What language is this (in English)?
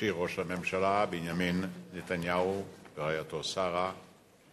Hebrew